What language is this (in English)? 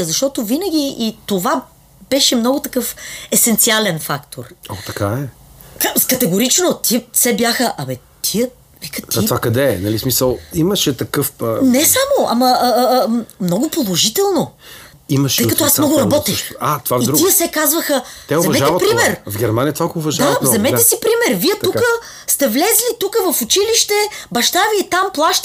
Bulgarian